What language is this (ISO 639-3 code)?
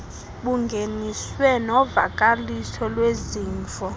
xho